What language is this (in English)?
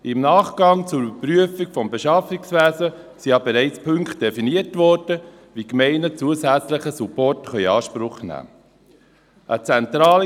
Swiss German